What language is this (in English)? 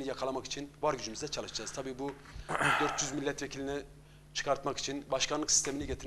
Turkish